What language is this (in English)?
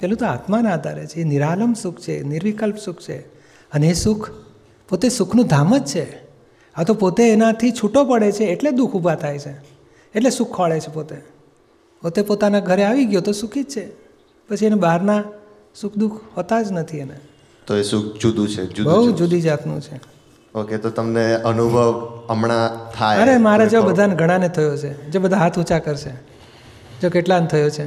Gujarati